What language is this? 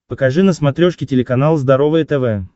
Russian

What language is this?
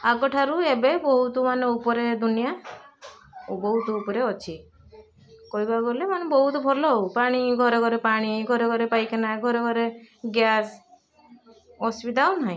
Odia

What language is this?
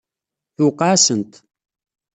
Kabyle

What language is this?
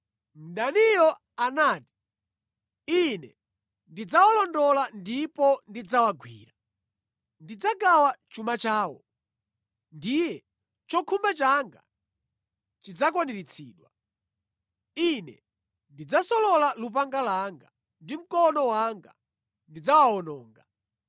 Nyanja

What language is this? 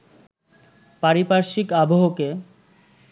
Bangla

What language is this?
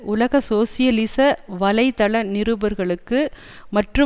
Tamil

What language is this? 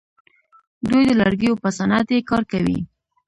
Pashto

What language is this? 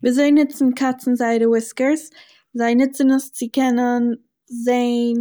Yiddish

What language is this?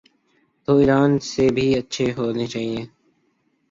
Urdu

